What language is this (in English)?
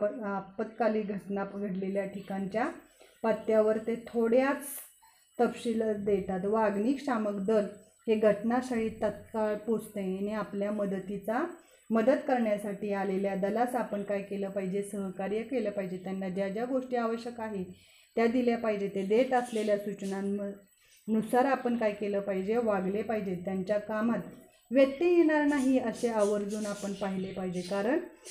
Marathi